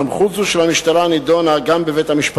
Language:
Hebrew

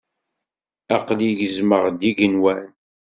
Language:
Kabyle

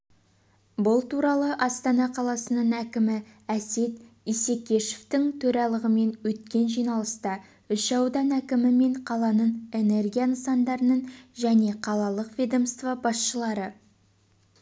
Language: Kazakh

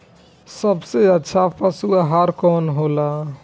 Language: Bhojpuri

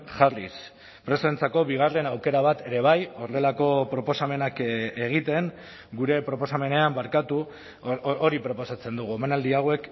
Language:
Basque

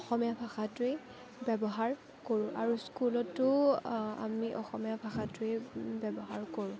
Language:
Assamese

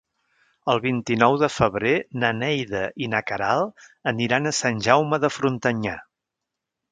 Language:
Catalan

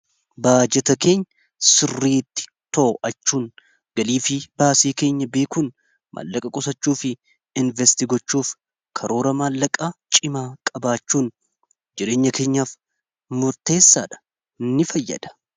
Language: Oromo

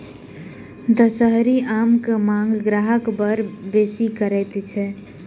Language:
Maithili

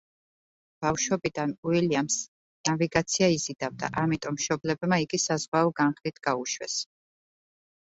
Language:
Georgian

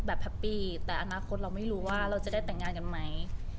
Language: Thai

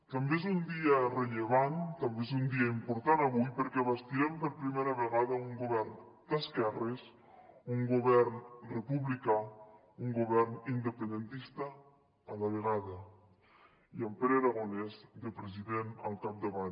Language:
Catalan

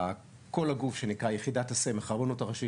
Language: Hebrew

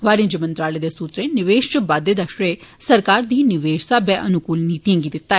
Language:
Dogri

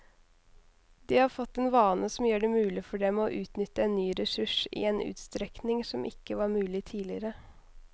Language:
Norwegian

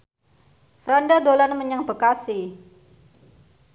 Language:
Javanese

